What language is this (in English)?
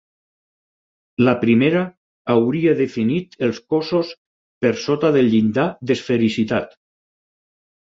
Catalan